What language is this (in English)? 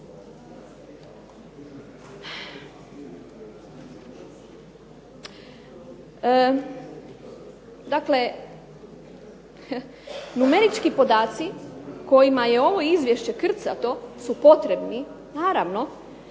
Croatian